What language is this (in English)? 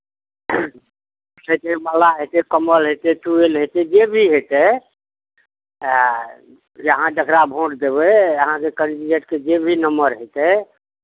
Maithili